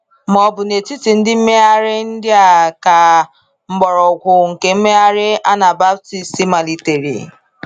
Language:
Igbo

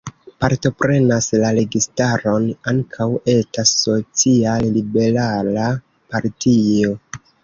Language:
Esperanto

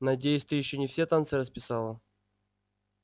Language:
Russian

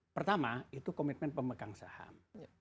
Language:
Indonesian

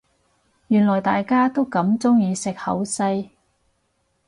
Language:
Cantonese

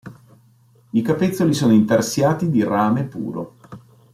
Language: Italian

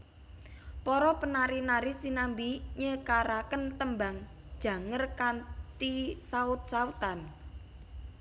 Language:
Javanese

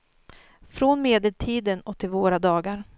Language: Swedish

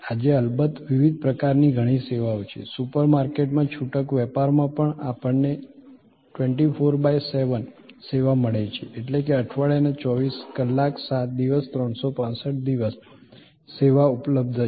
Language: Gujarati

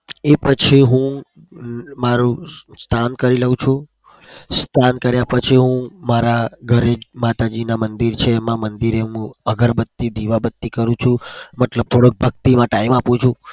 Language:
Gujarati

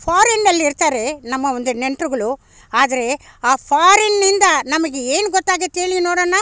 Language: Kannada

